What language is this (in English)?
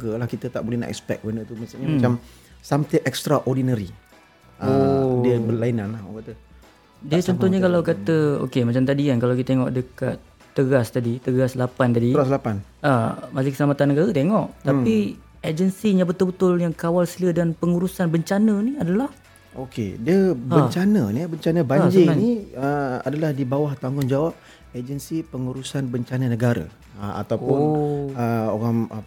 Malay